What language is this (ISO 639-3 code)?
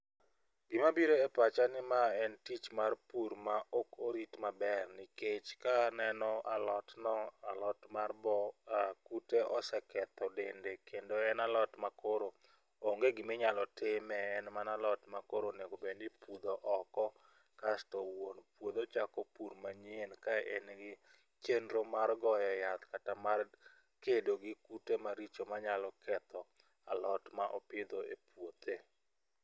luo